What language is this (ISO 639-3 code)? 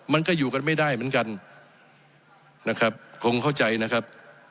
tha